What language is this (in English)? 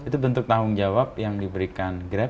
Indonesian